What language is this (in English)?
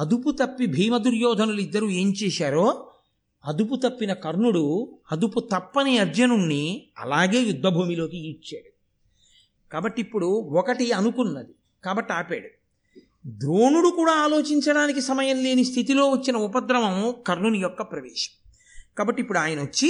Telugu